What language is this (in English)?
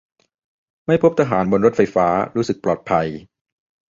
Thai